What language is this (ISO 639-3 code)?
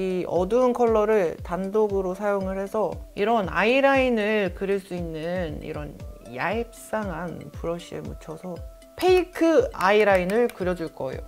kor